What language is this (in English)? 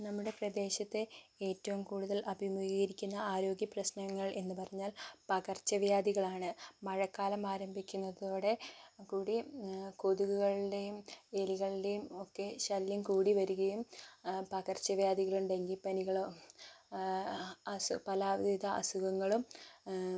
Malayalam